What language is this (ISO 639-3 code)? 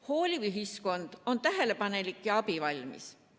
est